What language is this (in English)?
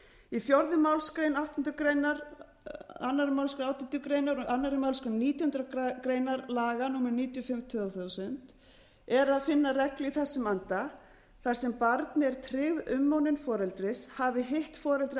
Icelandic